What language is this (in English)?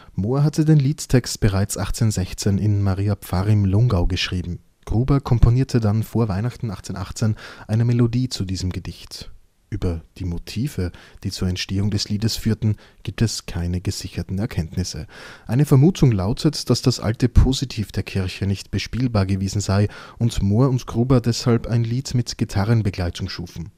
German